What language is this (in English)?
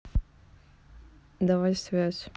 Russian